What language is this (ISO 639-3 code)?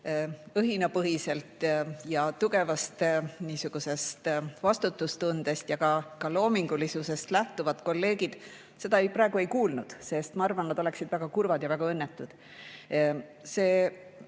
est